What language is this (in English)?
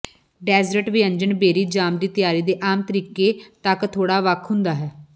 Punjabi